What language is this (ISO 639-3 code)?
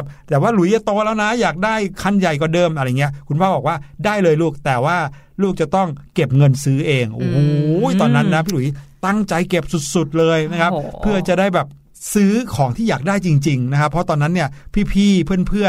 tha